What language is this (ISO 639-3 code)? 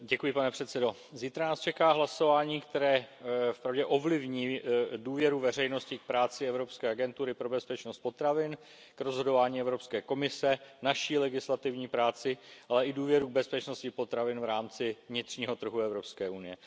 ces